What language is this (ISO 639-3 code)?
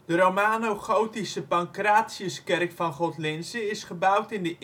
nld